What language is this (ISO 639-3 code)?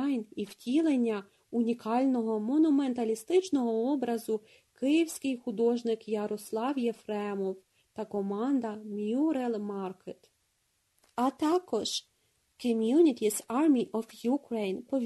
ukr